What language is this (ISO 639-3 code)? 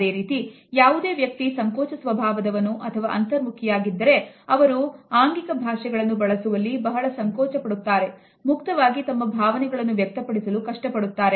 kan